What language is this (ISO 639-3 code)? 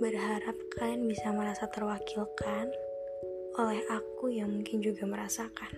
ind